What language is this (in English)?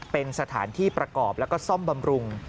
Thai